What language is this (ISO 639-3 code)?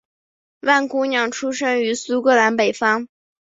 zho